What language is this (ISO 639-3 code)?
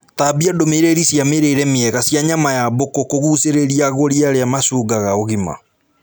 kik